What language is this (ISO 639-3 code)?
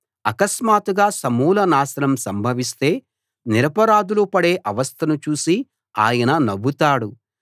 tel